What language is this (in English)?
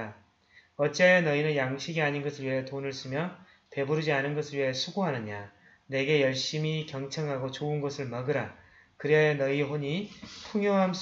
Korean